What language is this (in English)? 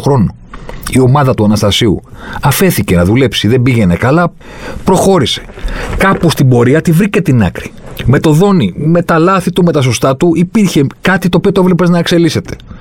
Greek